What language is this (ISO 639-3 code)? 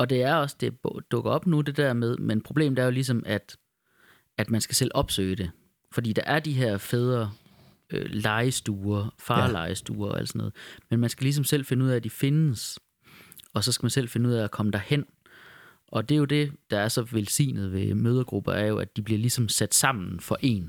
dan